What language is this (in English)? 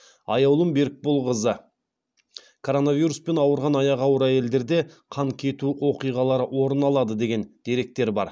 Kazakh